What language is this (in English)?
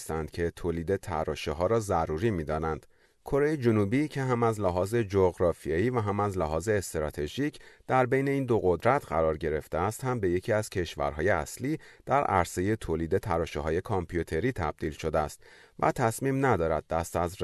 Persian